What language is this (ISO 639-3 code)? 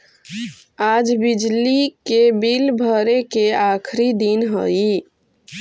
mag